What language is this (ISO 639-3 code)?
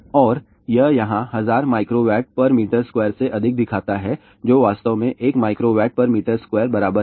hin